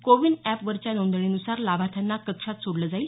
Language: Marathi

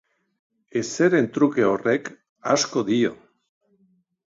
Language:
Basque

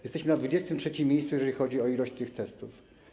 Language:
Polish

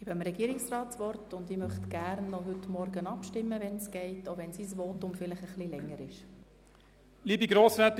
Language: Swiss German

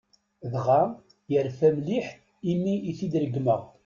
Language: Kabyle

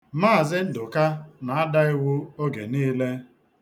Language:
Igbo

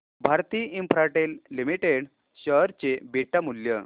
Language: Marathi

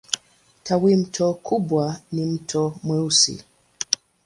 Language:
Swahili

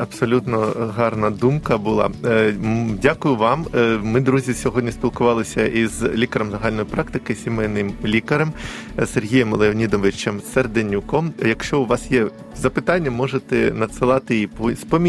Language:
Ukrainian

